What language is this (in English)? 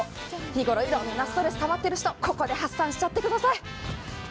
Japanese